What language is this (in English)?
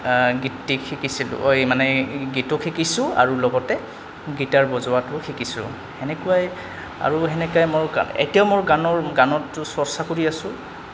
Assamese